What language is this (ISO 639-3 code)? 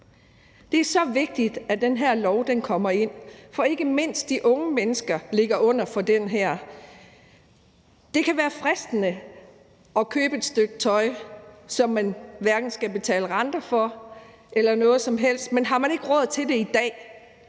dan